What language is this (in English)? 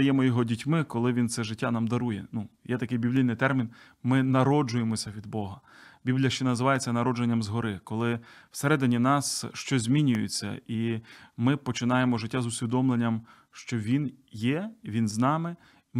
Ukrainian